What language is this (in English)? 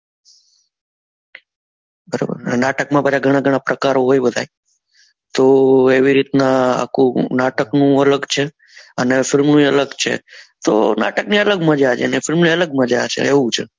Gujarati